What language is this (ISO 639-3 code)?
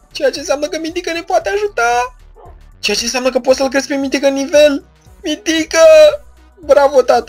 ron